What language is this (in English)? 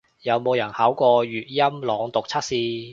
Cantonese